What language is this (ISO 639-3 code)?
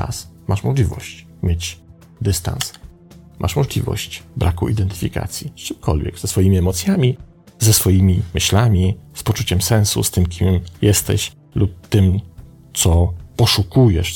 pol